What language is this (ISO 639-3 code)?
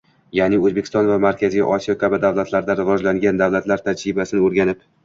uzb